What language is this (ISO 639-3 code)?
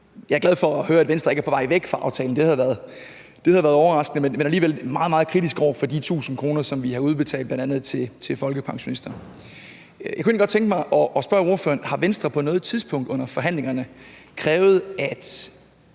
dan